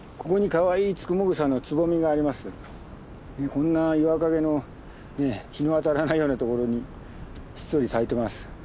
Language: Japanese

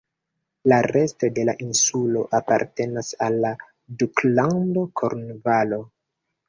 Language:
Esperanto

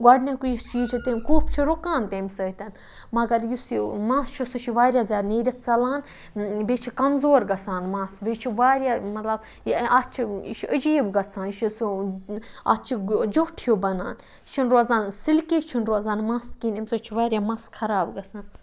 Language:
Kashmiri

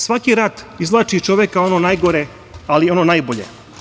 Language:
Serbian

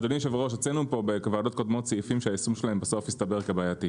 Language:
Hebrew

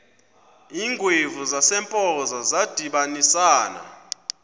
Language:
Xhosa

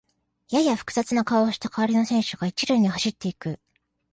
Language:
Japanese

